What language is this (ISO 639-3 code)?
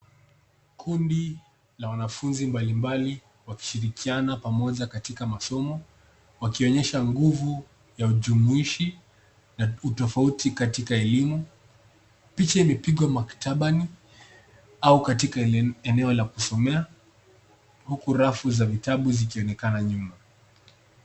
swa